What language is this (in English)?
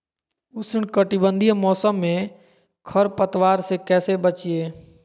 Magahi